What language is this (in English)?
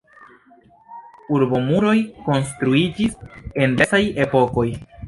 Esperanto